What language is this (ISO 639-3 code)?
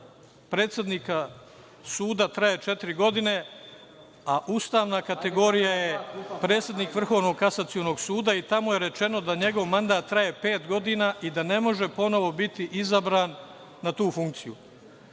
srp